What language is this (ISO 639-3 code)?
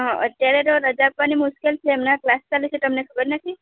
guj